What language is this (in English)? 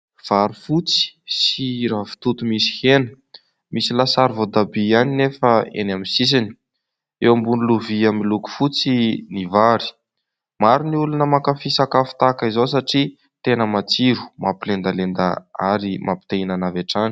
Malagasy